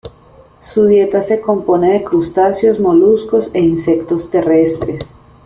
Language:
Spanish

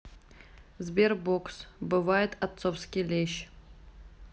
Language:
Russian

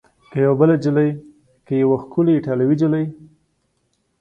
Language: Pashto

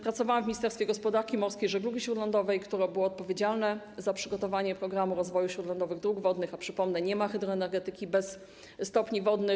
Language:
Polish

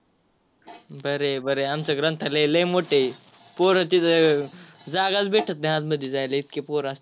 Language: Marathi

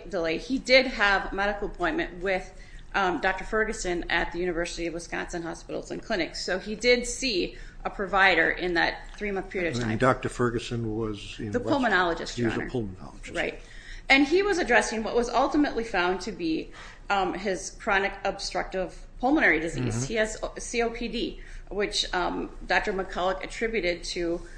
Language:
English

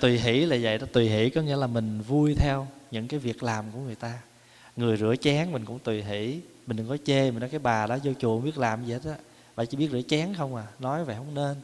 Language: Vietnamese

